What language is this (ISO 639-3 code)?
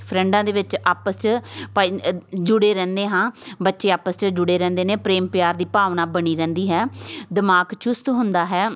pan